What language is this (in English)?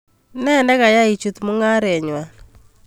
Kalenjin